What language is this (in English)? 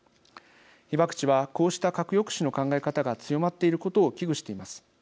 Japanese